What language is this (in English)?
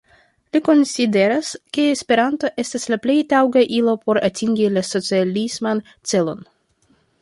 Esperanto